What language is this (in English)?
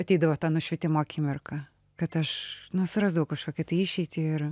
Lithuanian